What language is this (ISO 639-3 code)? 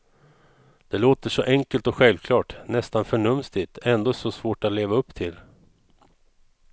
swe